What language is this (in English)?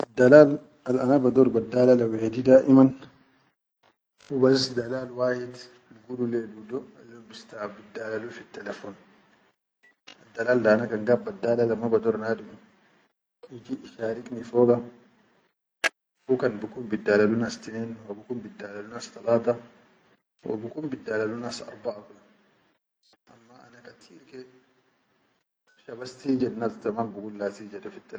Chadian Arabic